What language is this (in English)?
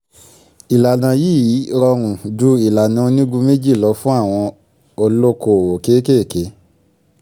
Yoruba